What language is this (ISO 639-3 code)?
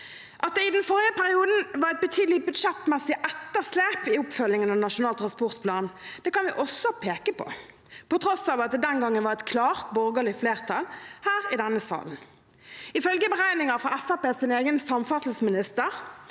nor